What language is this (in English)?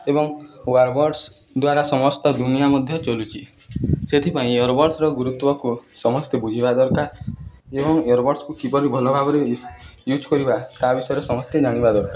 Odia